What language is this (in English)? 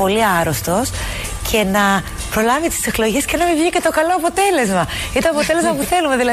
Greek